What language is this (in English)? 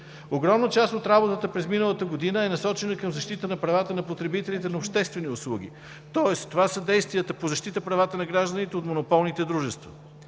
Bulgarian